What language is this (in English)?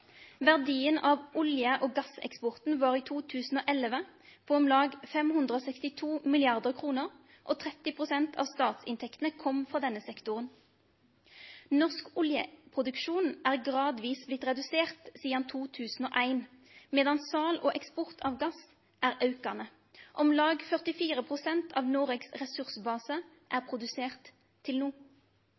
Norwegian Nynorsk